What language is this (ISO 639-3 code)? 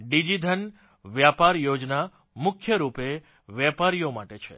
guj